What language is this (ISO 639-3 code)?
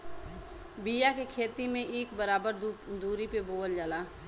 bho